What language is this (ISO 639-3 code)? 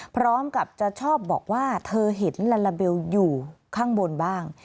tha